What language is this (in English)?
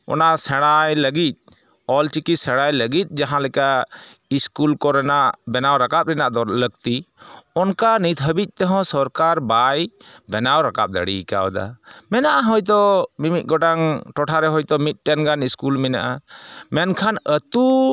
Santali